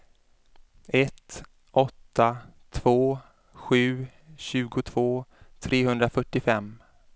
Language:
Swedish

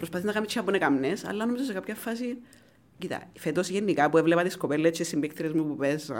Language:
Greek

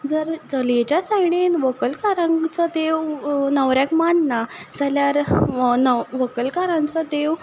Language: Konkani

